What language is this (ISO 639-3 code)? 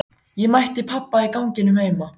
isl